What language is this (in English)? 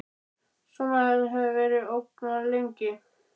Icelandic